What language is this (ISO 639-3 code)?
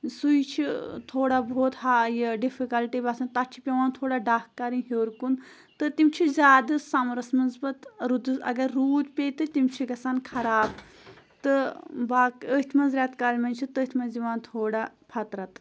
kas